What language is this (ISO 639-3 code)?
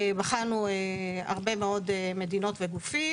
heb